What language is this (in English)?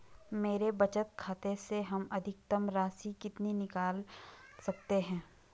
Hindi